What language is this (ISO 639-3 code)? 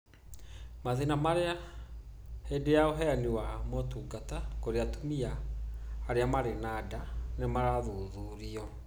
kik